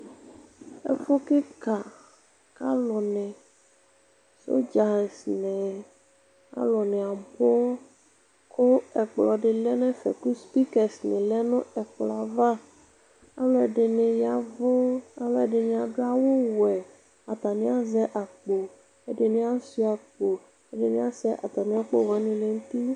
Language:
Ikposo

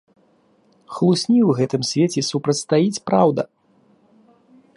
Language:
Belarusian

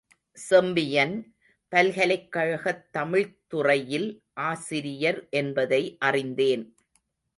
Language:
Tamil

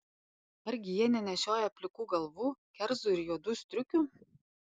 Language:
Lithuanian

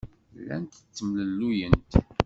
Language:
Kabyle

